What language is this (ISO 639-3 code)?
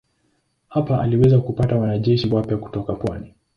swa